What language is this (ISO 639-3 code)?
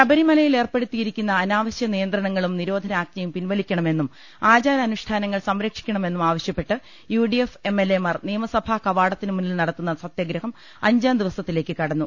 mal